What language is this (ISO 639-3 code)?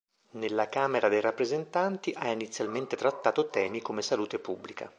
ita